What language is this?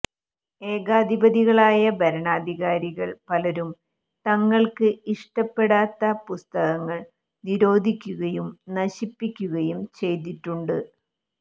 Malayalam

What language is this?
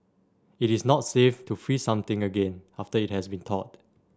English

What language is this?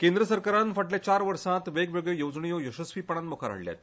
Konkani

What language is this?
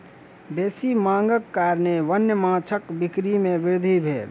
Maithili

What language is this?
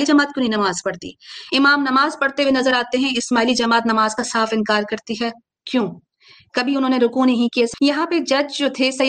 Urdu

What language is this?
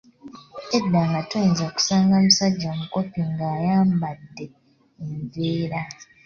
Ganda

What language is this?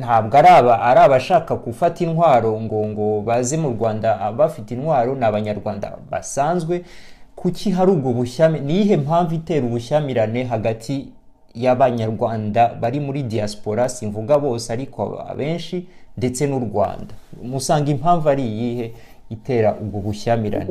Swahili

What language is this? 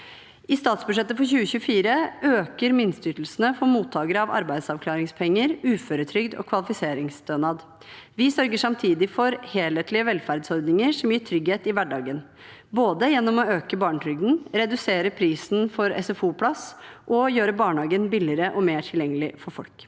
Norwegian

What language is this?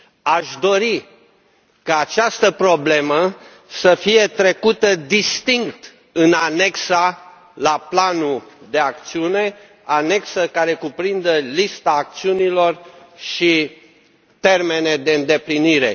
Romanian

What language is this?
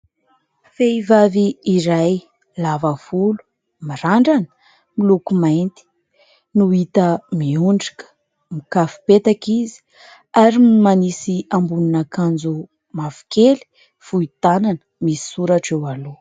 Malagasy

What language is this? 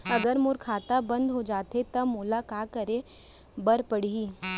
Chhattisgarhi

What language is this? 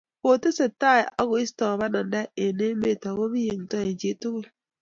Kalenjin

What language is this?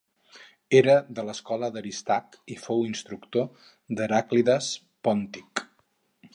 Catalan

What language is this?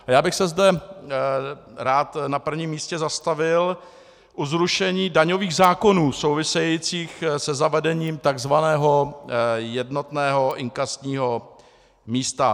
Czech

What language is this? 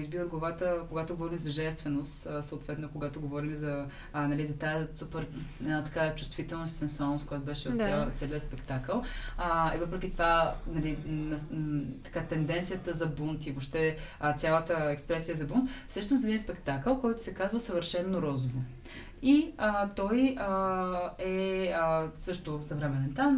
Bulgarian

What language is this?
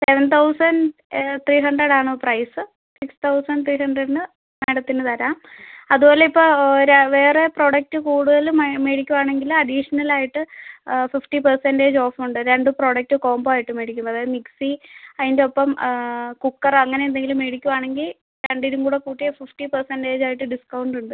Malayalam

